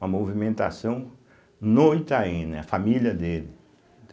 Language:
Portuguese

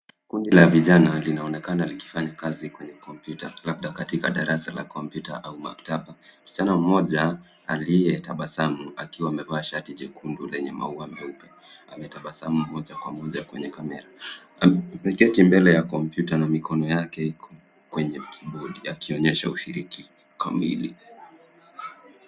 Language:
Swahili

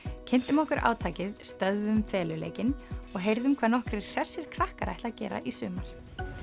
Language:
Icelandic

